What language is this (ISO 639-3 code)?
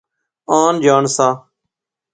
phr